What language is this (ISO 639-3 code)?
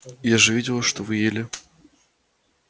rus